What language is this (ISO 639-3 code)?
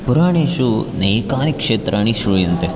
san